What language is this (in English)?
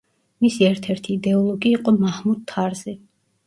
Georgian